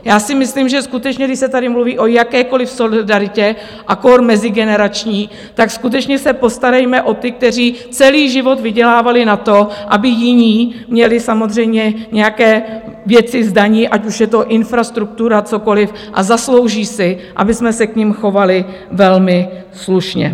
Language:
Czech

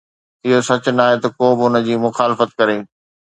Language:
Sindhi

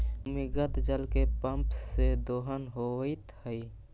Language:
Magahi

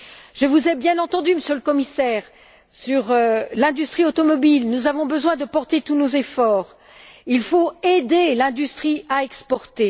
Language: French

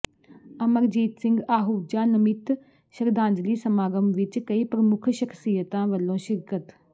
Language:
Punjabi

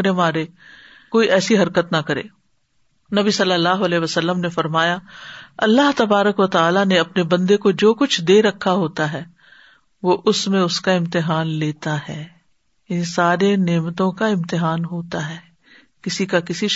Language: Urdu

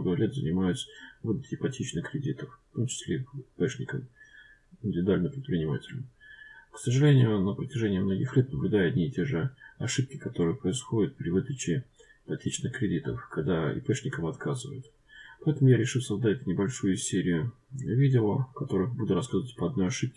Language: Russian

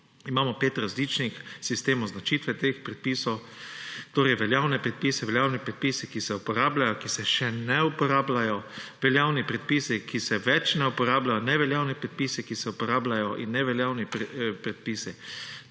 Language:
Slovenian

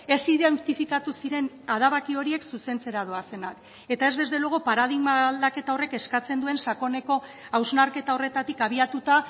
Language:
Basque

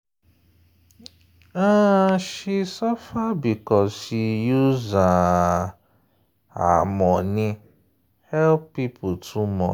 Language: Nigerian Pidgin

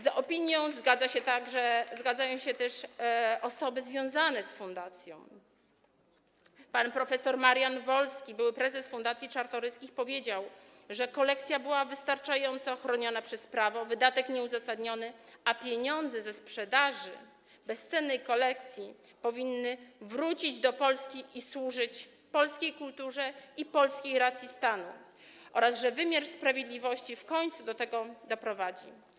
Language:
Polish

